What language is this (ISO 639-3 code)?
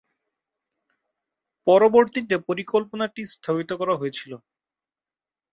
ben